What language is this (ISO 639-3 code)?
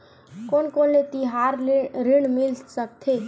hne